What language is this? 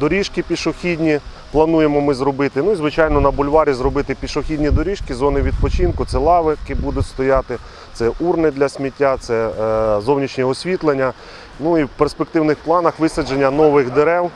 Ukrainian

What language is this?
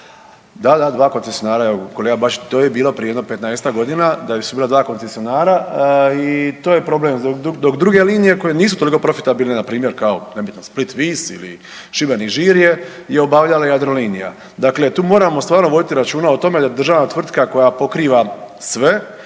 Croatian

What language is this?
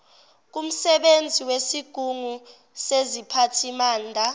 Zulu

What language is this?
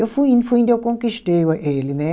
Portuguese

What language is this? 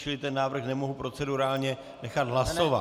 Czech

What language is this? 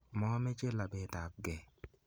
Kalenjin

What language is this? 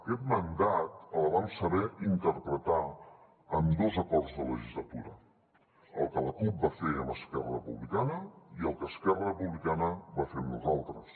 Catalan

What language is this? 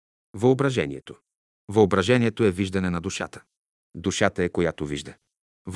Bulgarian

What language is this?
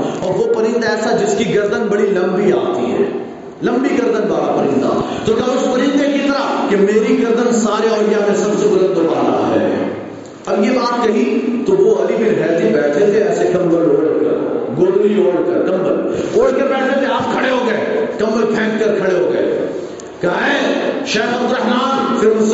Urdu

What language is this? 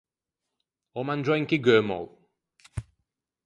Ligurian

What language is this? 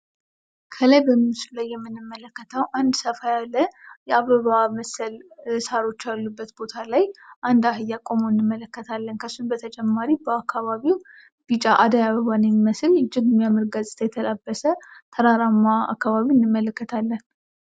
Amharic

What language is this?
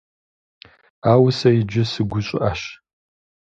Kabardian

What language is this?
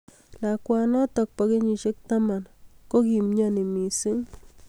Kalenjin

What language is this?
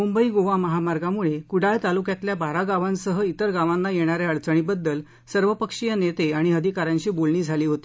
Marathi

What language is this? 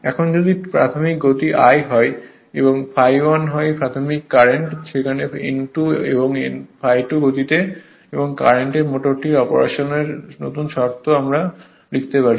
Bangla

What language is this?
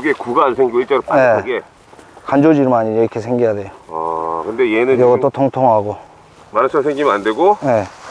Korean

